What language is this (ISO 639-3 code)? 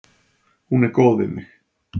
isl